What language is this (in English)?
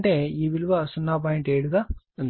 Telugu